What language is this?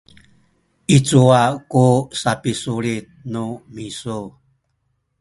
Sakizaya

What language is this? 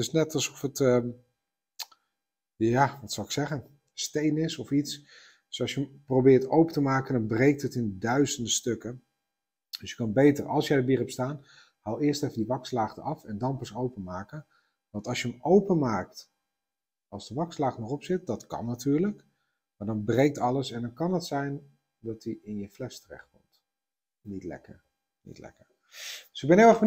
Dutch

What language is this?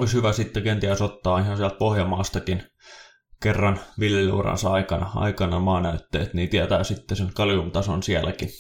Finnish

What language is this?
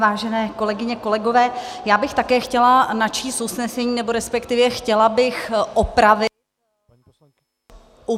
Czech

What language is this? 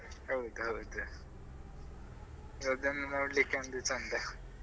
Kannada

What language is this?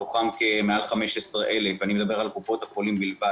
Hebrew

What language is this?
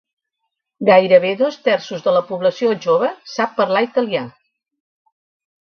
Catalan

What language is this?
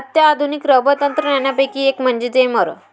Marathi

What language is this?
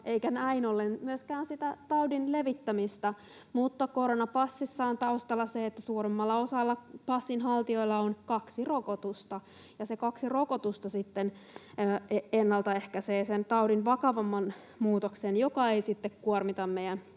Finnish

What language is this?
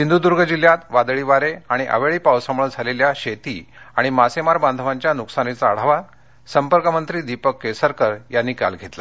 Marathi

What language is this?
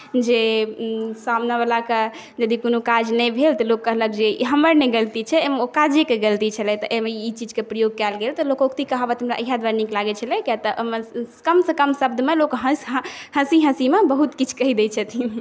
Maithili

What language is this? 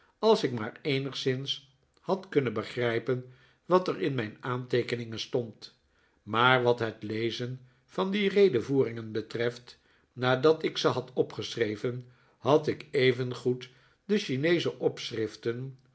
Dutch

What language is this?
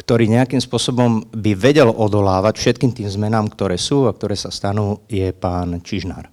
Slovak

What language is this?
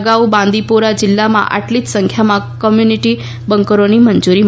Gujarati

